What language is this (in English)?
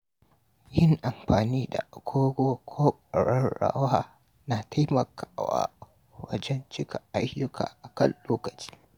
Hausa